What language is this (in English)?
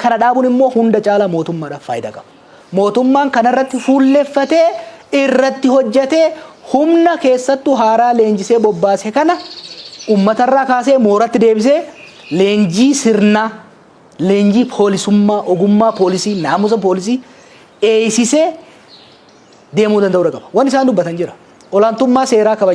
Oromo